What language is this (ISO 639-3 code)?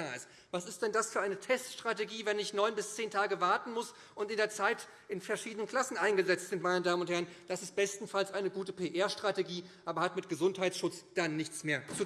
deu